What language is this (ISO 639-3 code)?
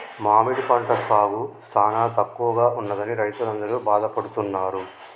tel